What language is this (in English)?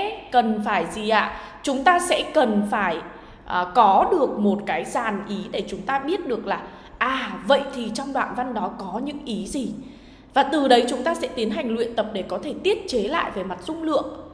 Vietnamese